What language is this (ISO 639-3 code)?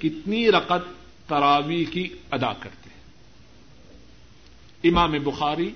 urd